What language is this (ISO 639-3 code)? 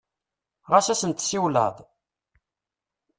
kab